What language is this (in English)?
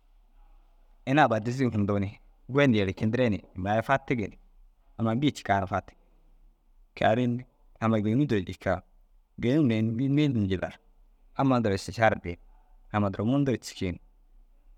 Dazaga